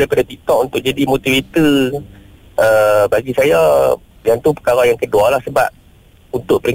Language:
Malay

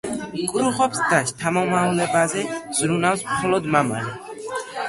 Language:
Georgian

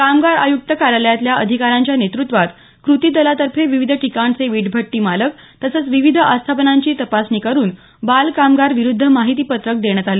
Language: Marathi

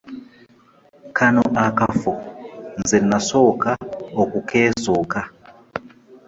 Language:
Ganda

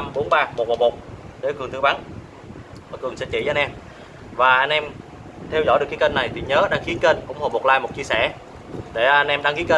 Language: Vietnamese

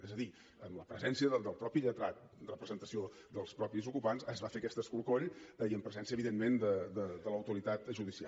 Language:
Catalan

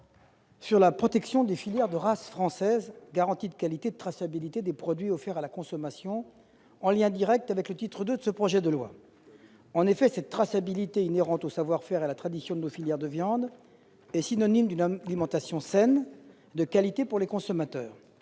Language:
French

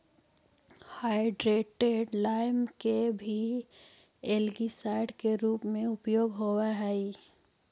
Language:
Magahi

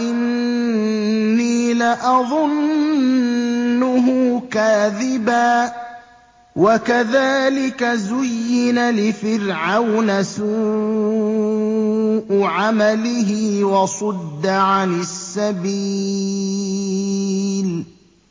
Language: Arabic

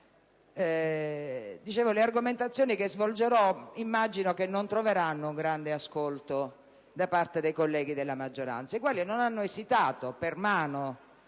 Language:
Italian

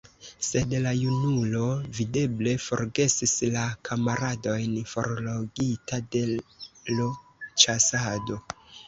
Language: Esperanto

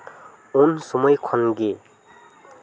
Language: Santali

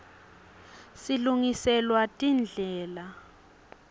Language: Swati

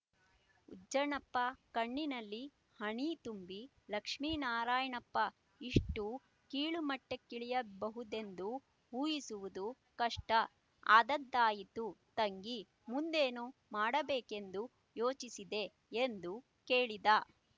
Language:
Kannada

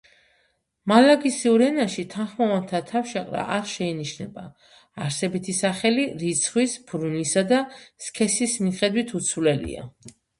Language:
Georgian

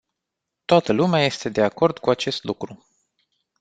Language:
Romanian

